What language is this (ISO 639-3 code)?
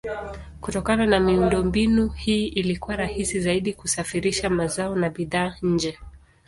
swa